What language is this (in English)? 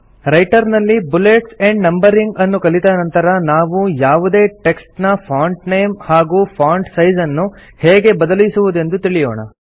Kannada